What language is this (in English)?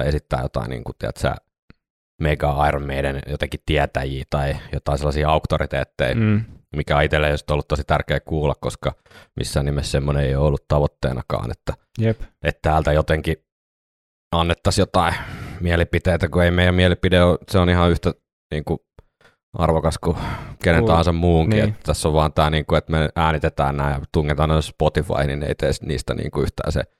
Finnish